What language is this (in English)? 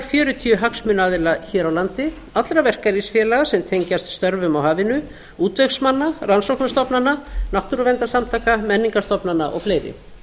Icelandic